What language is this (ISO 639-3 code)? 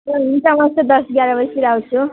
nep